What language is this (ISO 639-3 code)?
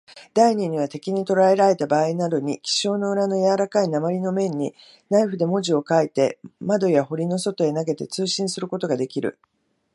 jpn